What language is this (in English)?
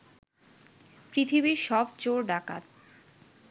Bangla